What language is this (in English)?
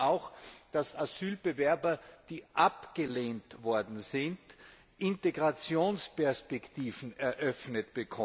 German